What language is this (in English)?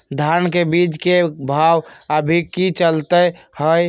Magahi